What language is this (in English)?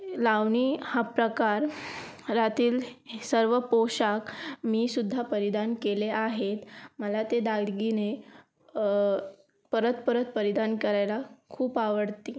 Marathi